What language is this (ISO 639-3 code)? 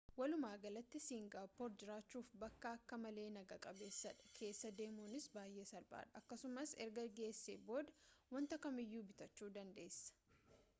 orm